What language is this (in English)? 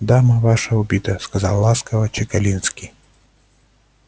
Russian